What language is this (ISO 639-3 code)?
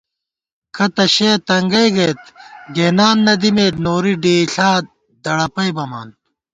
gwt